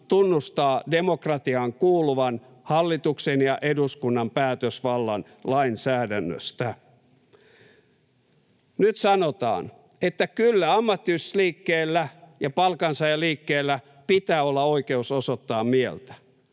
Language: Finnish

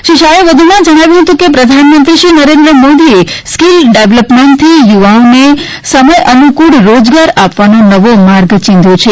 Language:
Gujarati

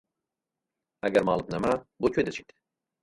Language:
Central Kurdish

